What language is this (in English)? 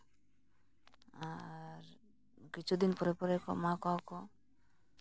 Santali